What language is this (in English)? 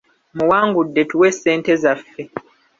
Ganda